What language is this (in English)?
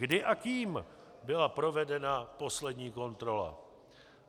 Czech